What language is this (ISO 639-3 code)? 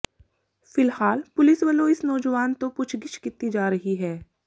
pan